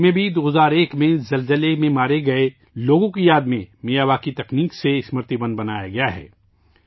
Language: Urdu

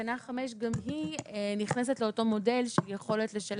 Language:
Hebrew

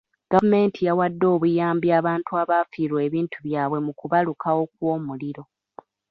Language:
Ganda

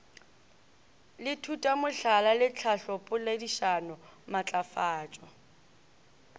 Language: Northern Sotho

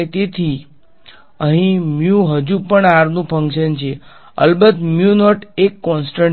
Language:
Gujarati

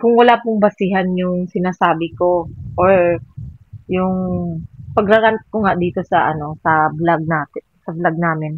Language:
Filipino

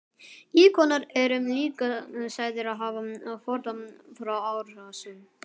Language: Icelandic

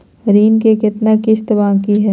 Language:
Magahi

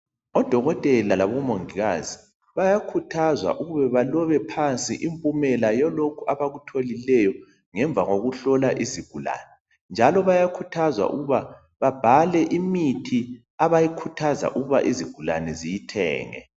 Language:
North Ndebele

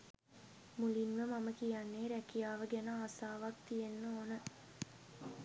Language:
Sinhala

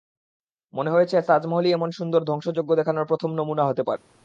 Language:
Bangla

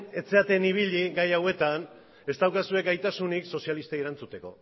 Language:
Basque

